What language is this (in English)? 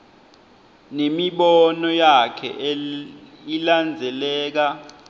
Swati